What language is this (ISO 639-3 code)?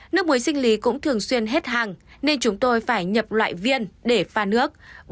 vie